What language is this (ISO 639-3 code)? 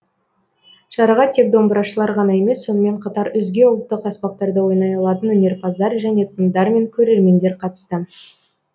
kaz